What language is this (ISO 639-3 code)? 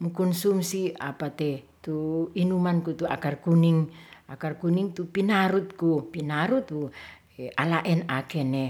rth